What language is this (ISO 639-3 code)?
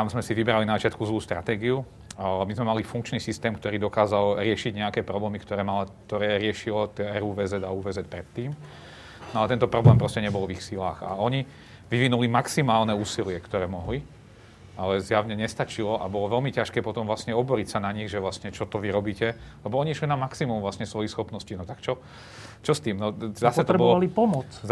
slk